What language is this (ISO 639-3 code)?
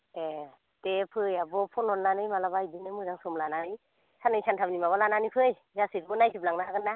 brx